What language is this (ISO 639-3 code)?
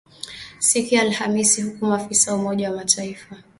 swa